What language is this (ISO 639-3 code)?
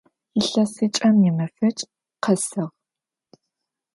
ady